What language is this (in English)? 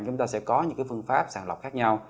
Vietnamese